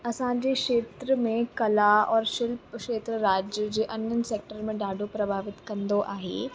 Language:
Sindhi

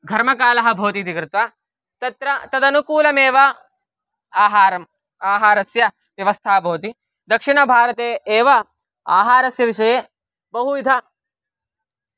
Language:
Sanskrit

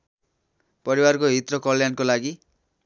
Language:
Nepali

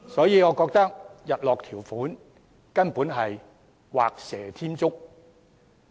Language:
Cantonese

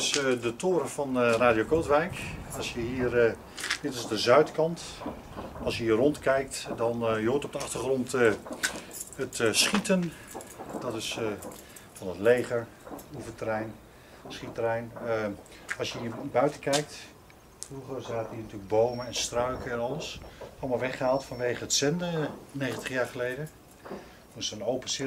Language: Dutch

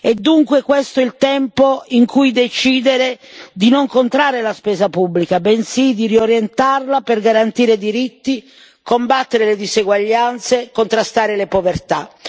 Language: Italian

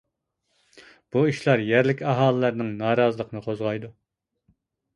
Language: Uyghur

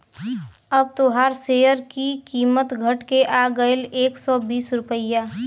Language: Bhojpuri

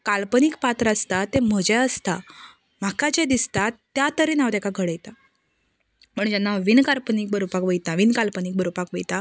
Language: Konkani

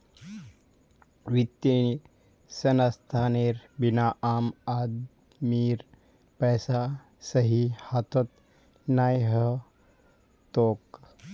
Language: Magahi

